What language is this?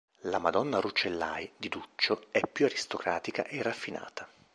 Italian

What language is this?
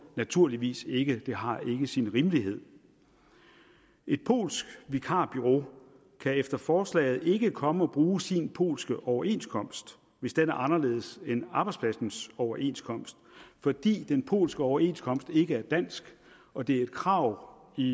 Danish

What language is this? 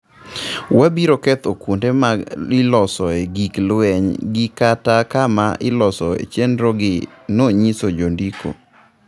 Luo (Kenya and Tanzania)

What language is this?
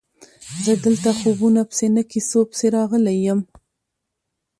Pashto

